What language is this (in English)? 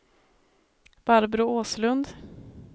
Swedish